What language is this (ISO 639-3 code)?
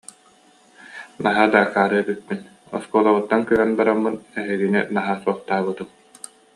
sah